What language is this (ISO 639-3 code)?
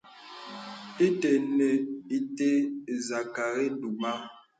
beb